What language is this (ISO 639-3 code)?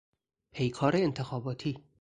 fas